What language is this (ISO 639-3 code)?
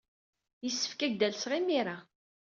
kab